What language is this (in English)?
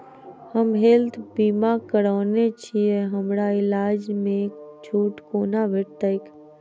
Maithili